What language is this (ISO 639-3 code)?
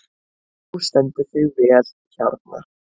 isl